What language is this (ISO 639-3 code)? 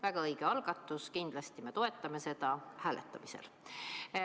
est